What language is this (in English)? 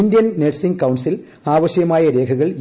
Malayalam